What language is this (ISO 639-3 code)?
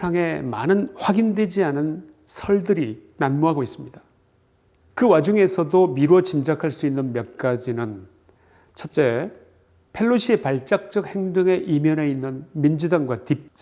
kor